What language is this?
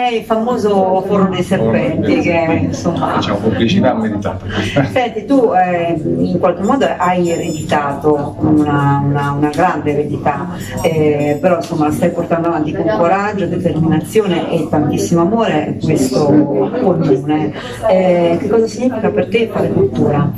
Italian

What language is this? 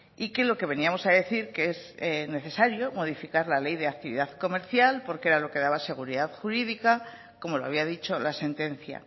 Spanish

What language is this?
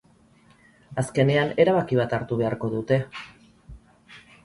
Basque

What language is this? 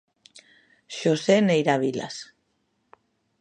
Galician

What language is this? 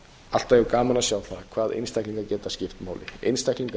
Icelandic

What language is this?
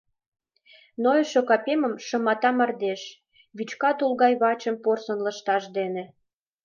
Mari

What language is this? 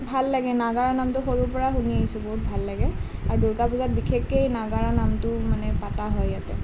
Assamese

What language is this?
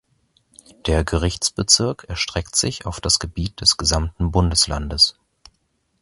German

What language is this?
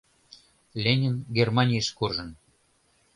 Mari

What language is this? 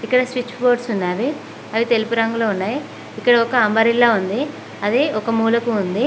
Telugu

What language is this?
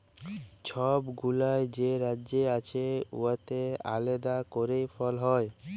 Bangla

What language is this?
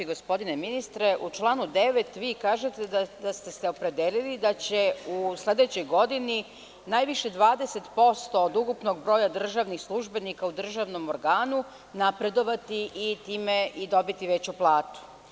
Serbian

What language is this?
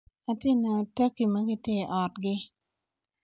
Acoli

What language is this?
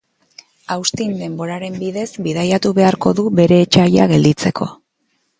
Basque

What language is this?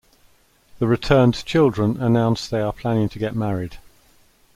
English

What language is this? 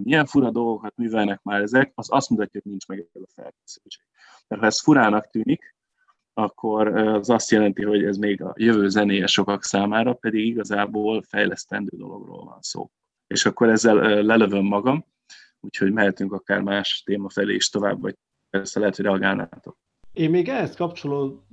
Hungarian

